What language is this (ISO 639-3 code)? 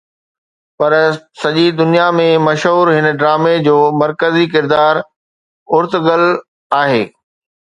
snd